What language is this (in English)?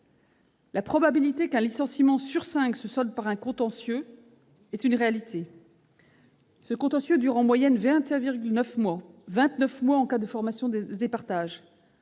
French